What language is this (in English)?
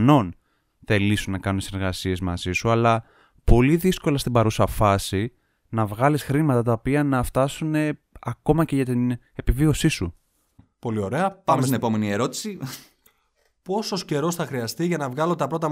Greek